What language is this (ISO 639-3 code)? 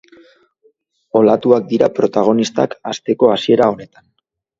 eus